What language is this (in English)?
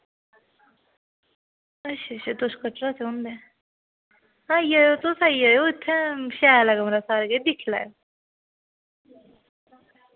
Dogri